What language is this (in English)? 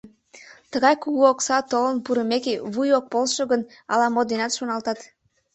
Mari